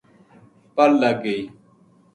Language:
Gujari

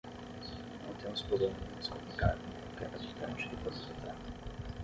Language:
Portuguese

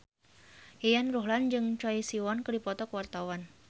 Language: Sundanese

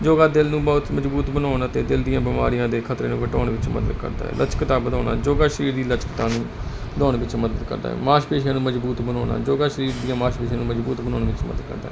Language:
Punjabi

